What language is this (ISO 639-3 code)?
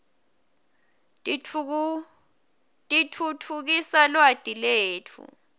ssw